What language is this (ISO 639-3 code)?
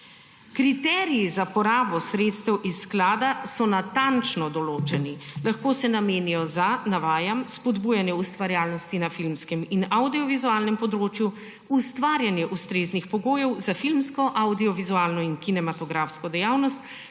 slv